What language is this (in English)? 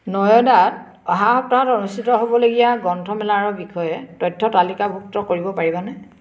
Assamese